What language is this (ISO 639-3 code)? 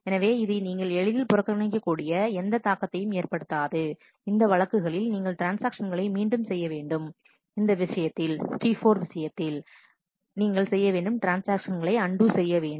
tam